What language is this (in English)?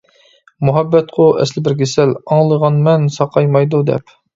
Uyghur